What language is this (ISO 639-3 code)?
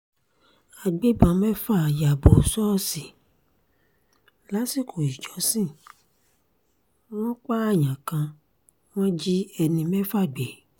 yor